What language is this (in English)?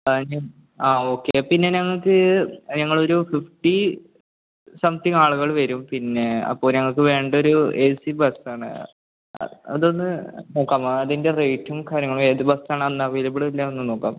Malayalam